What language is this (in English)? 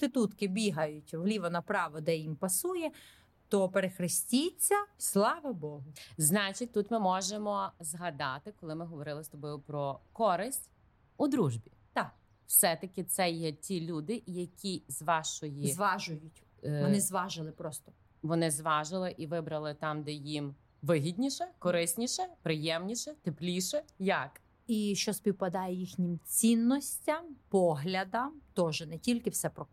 Ukrainian